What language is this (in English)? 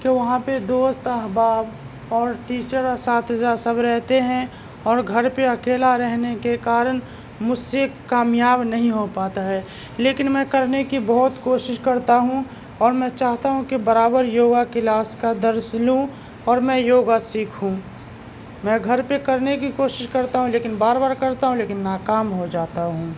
Urdu